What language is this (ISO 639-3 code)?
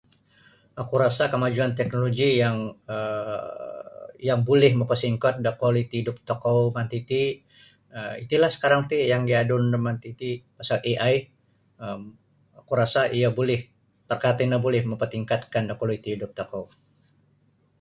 bsy